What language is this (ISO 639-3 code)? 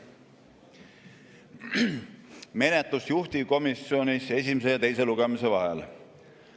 est